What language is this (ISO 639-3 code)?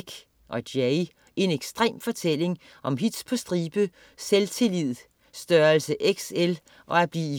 dan